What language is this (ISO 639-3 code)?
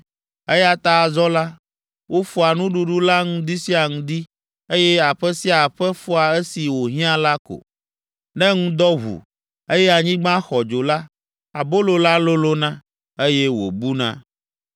ewe